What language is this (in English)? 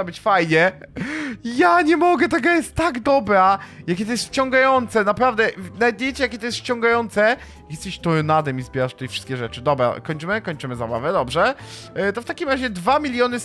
Polish